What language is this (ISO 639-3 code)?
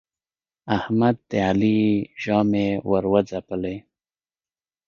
pus